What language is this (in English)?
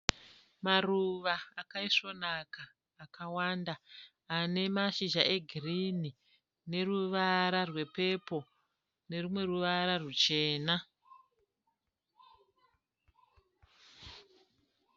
Shona